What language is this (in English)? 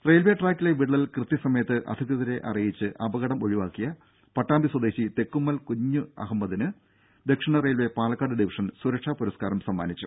Malayalam